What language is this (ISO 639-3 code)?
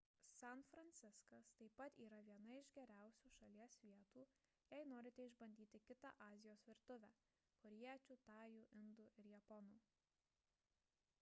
lit